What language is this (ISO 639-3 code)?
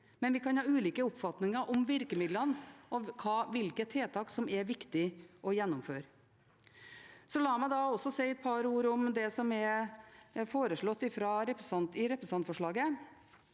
nor